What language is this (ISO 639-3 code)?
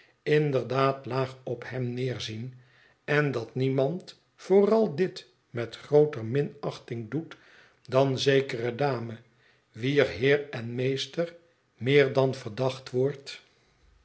nld